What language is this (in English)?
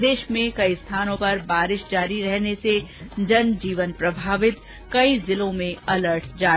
Hindi